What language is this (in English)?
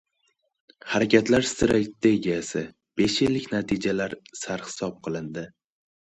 Uzbek